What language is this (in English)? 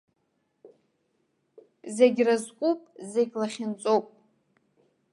Abkhazian